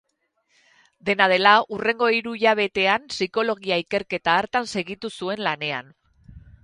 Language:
Basque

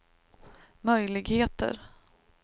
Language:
Swedish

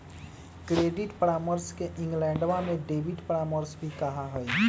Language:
Magahi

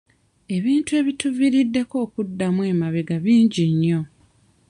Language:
Ganda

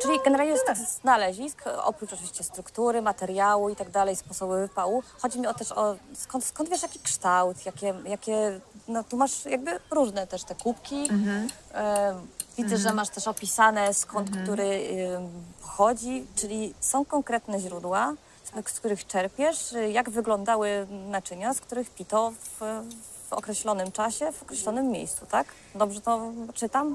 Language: Polish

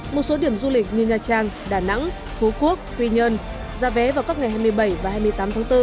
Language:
Vietnamese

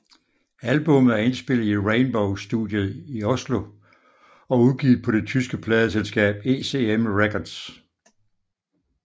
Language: Danish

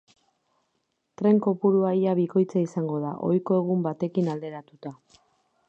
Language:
Basque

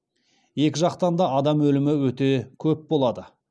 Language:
Kazakh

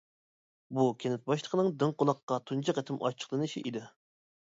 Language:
Uyghur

